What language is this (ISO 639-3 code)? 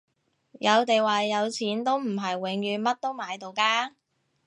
yue